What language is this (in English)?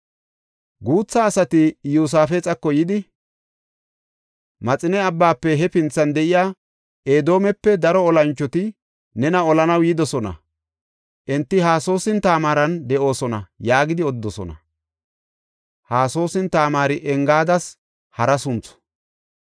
Gofa